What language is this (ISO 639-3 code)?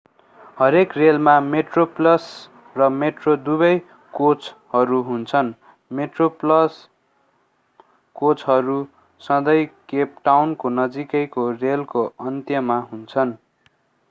nep